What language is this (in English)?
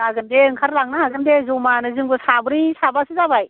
Bodo